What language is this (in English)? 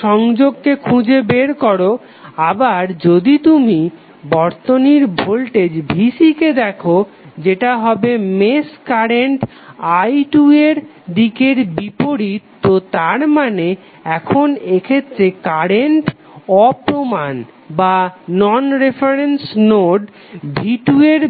Bangla